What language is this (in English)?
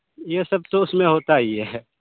Urdu